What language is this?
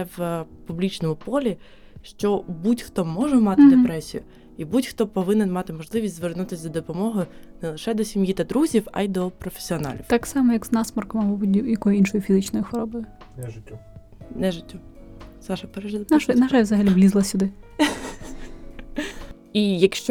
Ukrainian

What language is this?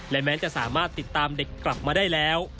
Thai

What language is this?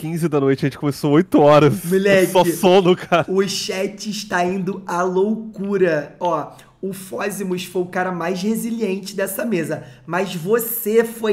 Portuguese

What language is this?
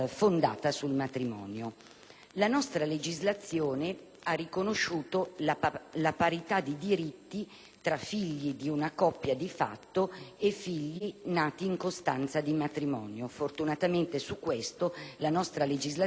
Italian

